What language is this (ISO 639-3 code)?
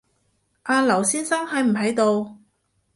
yue